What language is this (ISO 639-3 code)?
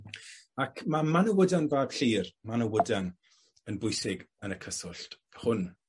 cym